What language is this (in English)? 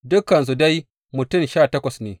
Hausa